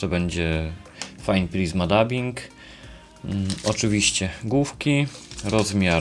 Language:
Polish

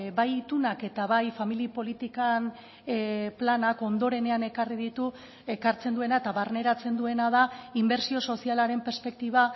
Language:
Basque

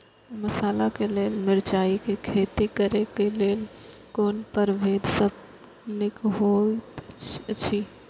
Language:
Maithili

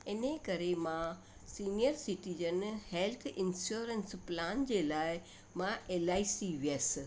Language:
Sindhi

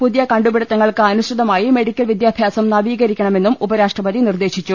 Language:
Malayalam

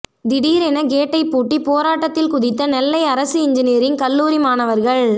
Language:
Tamil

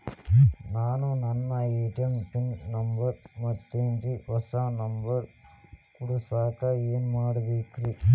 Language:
Kannada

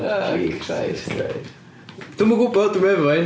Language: Welsh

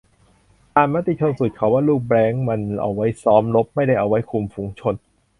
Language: Thai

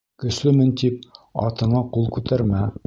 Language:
Bashkir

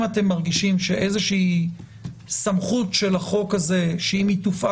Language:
Hebrew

